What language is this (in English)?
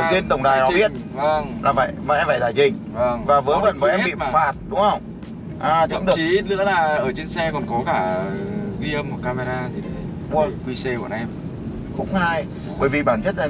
Vietnamese